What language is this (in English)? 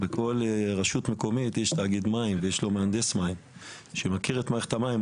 Hebrew